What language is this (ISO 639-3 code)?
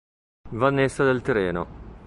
ita